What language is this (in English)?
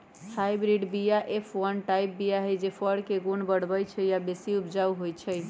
Magahi